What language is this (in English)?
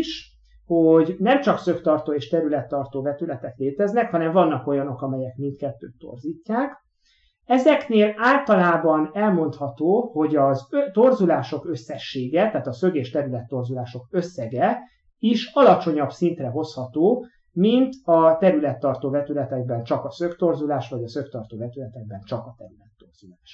Hungarian